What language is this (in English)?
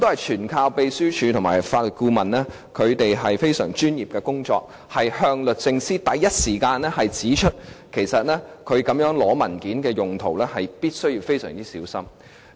Cantonese